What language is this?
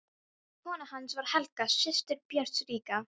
Icelandic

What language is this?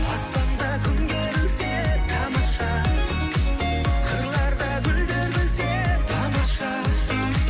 Kazakh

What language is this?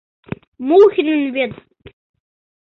Mari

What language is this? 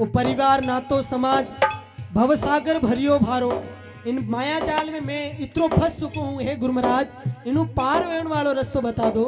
Hindi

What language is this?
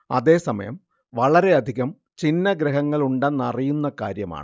Malayalam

